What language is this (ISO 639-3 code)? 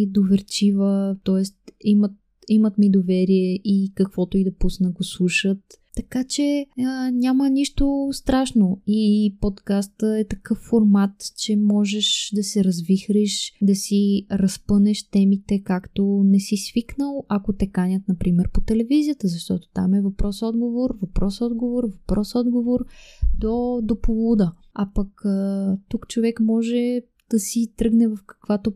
bul